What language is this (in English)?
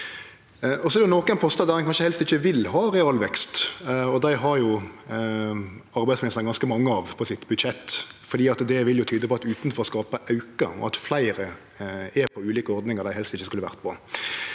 Norwegian